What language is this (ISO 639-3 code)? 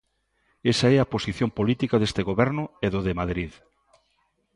glg